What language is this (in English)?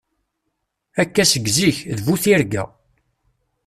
Kabyle